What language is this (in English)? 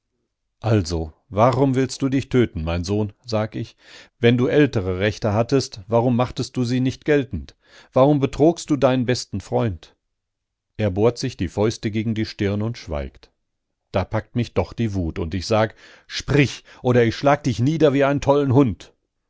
German